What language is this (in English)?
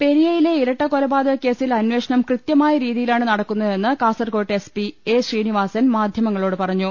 Malayalam